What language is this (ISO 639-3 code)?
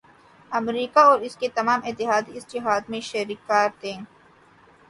urd